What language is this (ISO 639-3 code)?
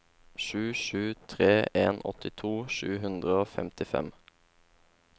nor